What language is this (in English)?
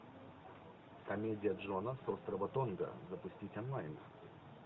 Russian